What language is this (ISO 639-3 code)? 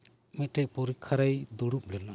sat